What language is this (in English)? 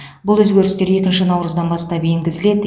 Kazakh